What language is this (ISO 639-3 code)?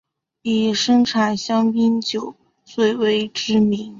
zho